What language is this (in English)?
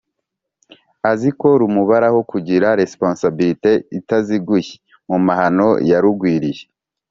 Kinyarwanda